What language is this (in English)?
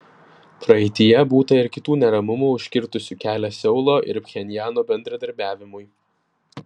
Lithuanian